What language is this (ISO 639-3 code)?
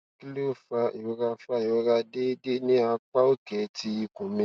yor